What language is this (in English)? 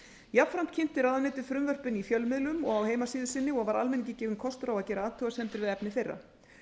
Icelandic